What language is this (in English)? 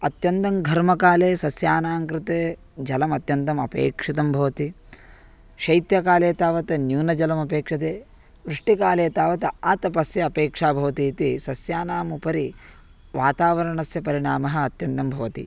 Sanskrit